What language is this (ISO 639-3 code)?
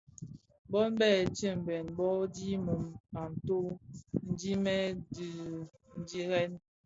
ksf